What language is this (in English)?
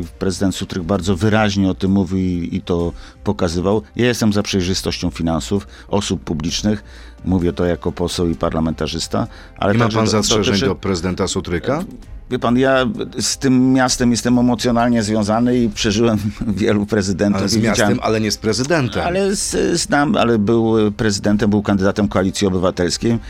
Polish